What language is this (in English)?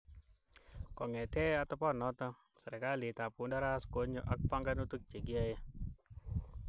Kalenjin